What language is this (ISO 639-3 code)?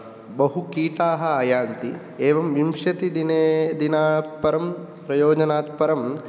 san